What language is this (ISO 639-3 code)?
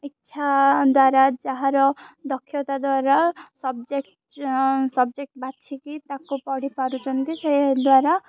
ori